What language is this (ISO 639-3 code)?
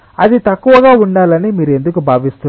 tel